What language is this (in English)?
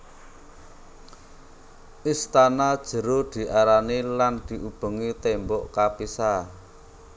Javanese